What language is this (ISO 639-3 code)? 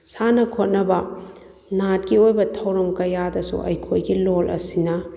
mni